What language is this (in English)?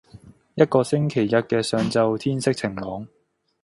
Cantonese